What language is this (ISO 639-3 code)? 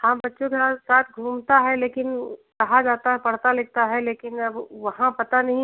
hin